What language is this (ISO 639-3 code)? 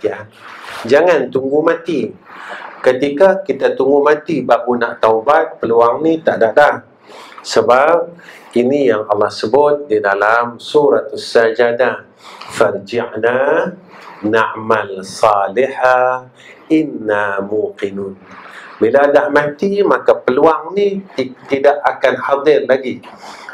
msa